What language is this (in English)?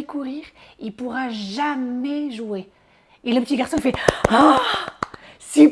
French